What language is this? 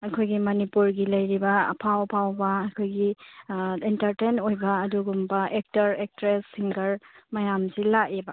Manipuri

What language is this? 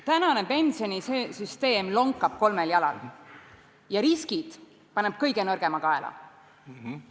Estonian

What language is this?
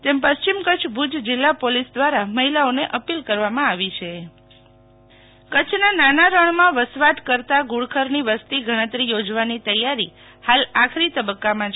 Gujarati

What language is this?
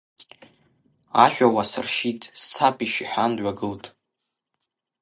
Abkhazian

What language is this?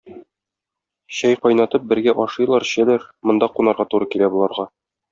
Tatar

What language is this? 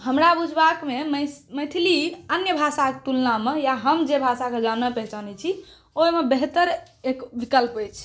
Maithili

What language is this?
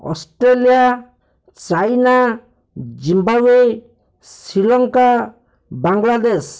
Odia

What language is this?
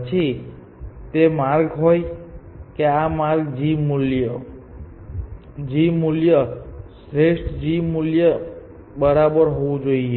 Gujarati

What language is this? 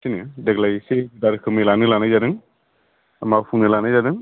Bodo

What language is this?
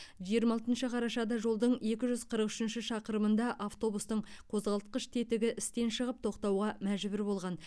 Kazakh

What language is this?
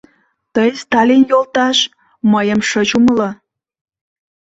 Mari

